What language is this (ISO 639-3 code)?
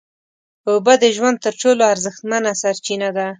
pus